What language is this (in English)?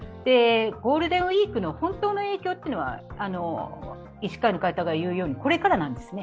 Japanese